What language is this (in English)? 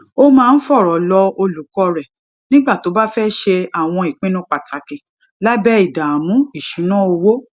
Yoruba